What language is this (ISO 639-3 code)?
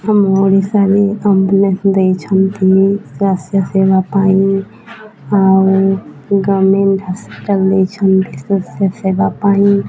ori